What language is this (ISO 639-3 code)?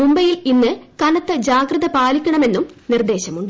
mal